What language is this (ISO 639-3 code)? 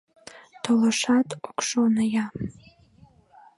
chm